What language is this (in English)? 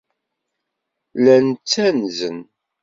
Kabyle